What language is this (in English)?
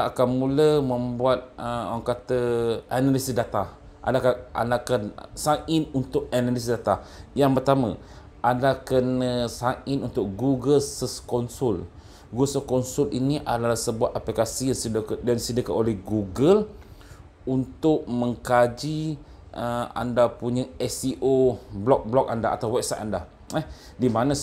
Malay